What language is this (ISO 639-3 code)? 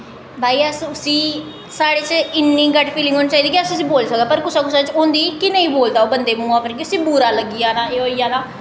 doi